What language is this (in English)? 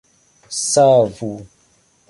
Esperanto